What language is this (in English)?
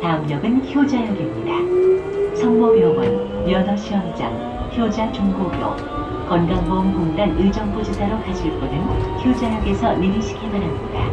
Korean